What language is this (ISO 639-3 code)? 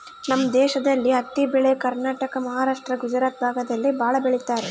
kan